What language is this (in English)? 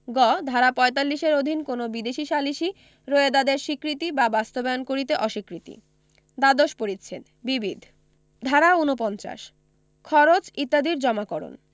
Bangla